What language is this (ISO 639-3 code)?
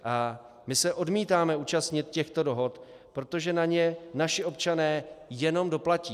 ces